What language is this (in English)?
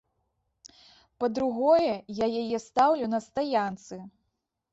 Belarusian